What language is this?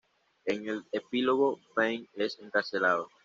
Spanish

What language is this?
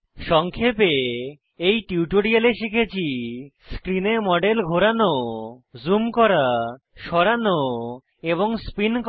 Bangla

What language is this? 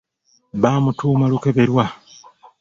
Ganda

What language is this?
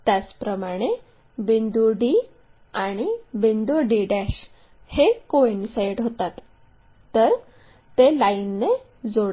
Marathi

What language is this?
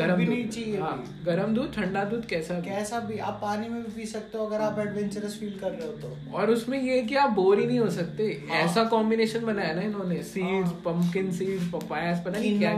Hindi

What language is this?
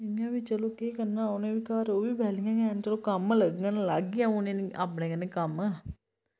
Dogri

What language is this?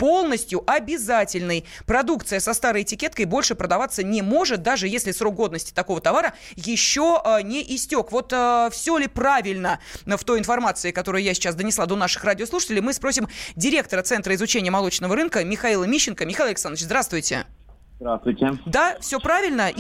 Russian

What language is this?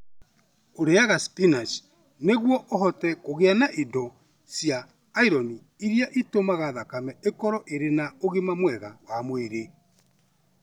Kikuyu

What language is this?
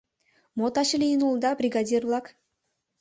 Mari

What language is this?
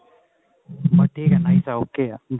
Punjabi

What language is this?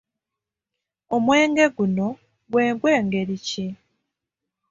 Ganda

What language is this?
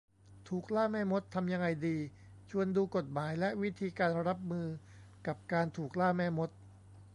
Thai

